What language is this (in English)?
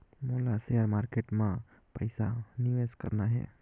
Chhattisgarhi